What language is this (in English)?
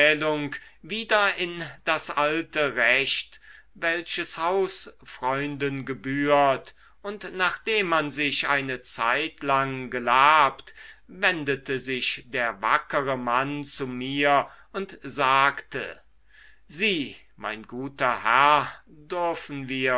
German